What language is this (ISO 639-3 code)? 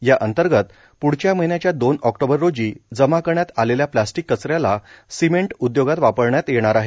mar